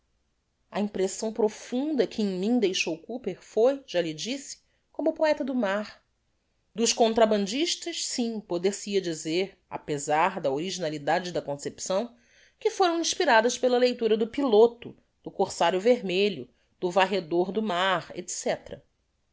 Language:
Portuguese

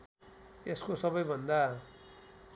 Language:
Nepali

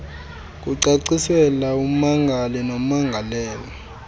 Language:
Xhosa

